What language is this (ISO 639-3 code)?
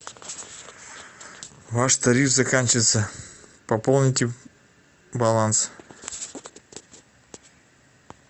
rus